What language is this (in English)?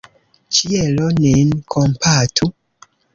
Esperanto